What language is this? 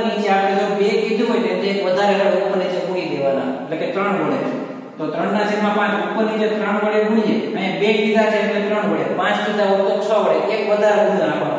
Indonesian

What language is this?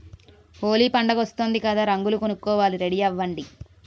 Telugu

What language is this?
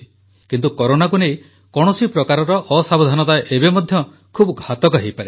Odia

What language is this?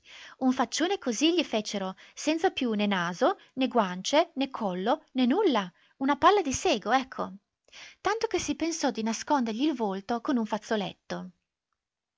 Italian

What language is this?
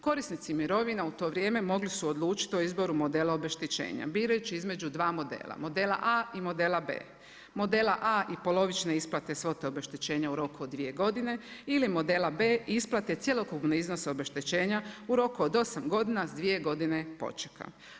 Croatian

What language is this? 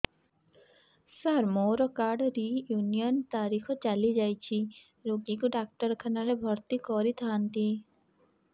Odia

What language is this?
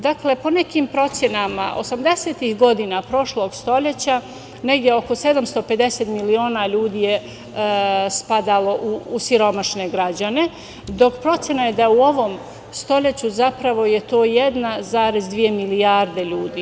Serbian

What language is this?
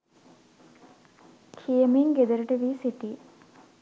Sinhala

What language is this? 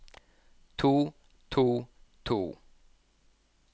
Norwegian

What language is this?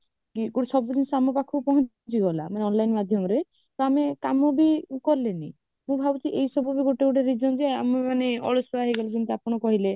Odia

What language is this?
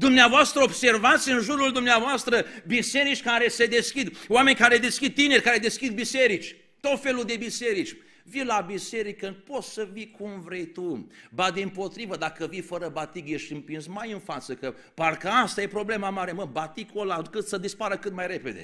Romanian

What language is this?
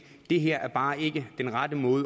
Danish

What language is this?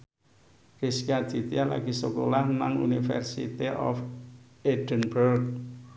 Javanese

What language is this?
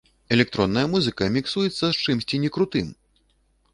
Belarusian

